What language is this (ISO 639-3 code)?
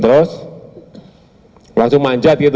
ind